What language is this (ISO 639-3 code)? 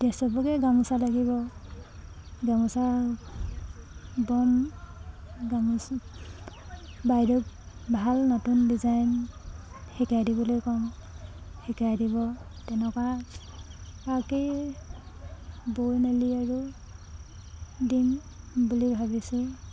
asm